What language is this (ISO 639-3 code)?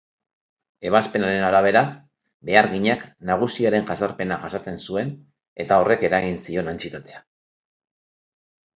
eus